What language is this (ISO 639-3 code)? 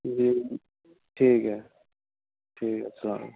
urd